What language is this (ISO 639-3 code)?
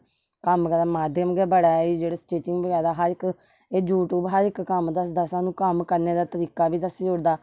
doi